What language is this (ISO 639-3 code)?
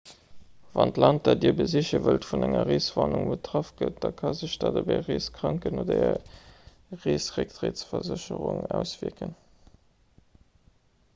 ltz